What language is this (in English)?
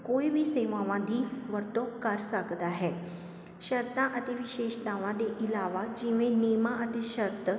Punjabi